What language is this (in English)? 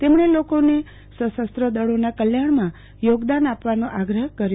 Gujarati